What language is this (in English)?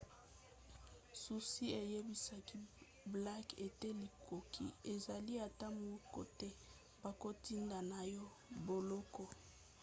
Lingala